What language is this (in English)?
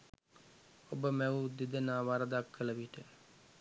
Sinhala